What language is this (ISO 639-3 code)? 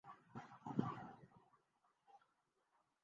urd